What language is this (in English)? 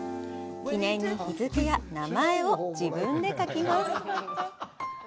Japanese